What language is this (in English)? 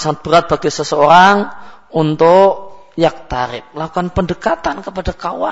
Malay